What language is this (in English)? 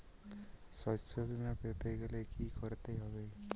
Bangla